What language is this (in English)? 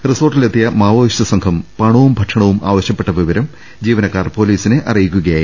Malayalam